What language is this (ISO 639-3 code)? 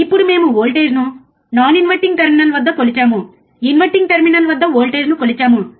tel